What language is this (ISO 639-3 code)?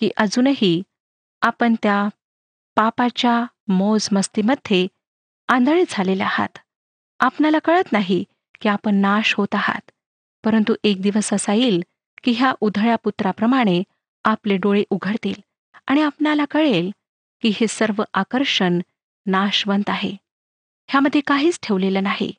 mar